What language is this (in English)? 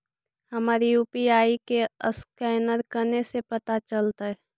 Magahi